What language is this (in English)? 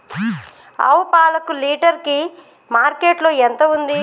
Telugu